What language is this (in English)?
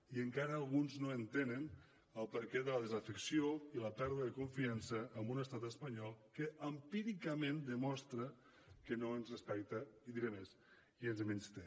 Catalan